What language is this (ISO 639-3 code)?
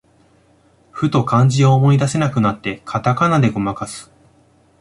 jpn